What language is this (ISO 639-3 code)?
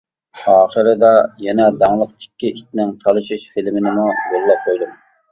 uig